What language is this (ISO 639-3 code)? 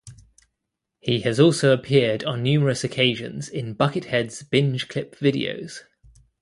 eng